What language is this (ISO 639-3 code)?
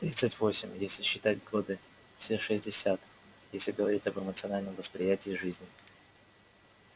rus